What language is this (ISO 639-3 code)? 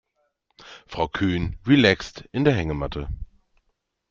deu